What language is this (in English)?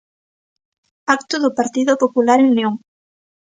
Galician